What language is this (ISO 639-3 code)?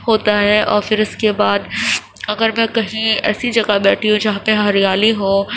urd